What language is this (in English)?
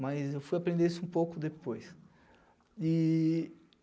Portuguese